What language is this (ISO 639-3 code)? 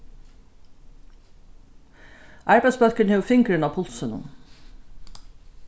fao